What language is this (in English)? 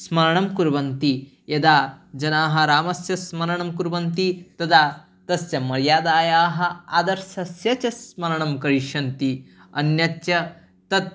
Sanskrit